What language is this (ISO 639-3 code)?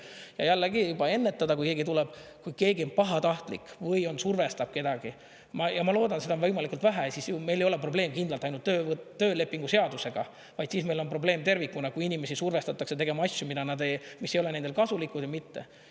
est